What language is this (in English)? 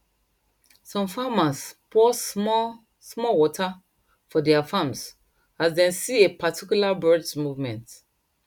Nigerian Pidgin